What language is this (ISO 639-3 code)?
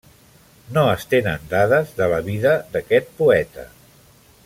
cat